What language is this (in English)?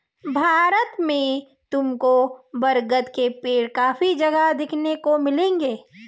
Hindi